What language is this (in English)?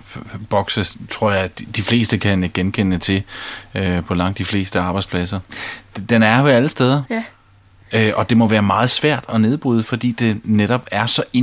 Danish